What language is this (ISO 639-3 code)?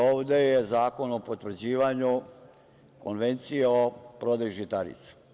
srp